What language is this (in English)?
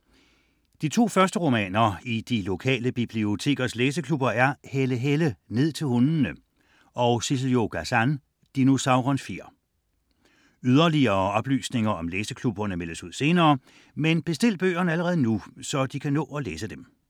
Danish